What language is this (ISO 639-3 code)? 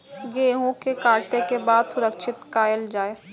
mai